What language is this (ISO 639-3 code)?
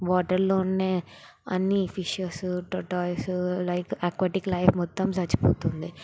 tel